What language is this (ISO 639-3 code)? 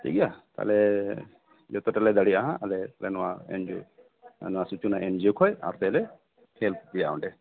sat